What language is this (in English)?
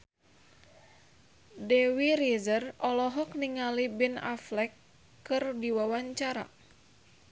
Sundanese